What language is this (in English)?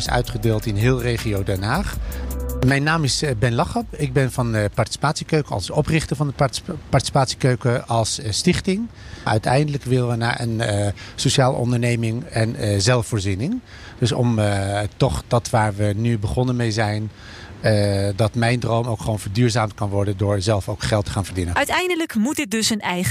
Dutch